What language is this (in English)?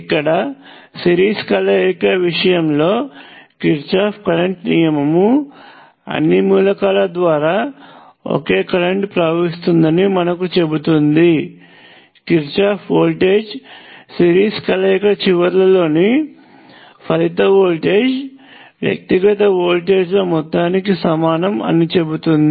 Telugu